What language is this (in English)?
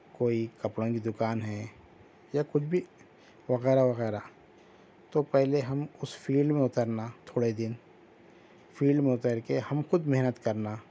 Urdu